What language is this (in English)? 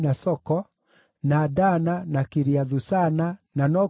Kikuyu